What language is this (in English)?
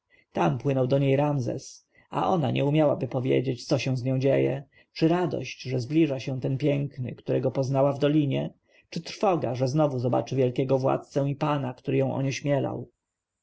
Polish